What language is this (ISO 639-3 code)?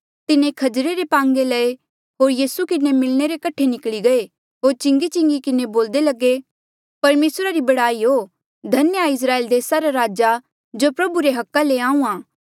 mjl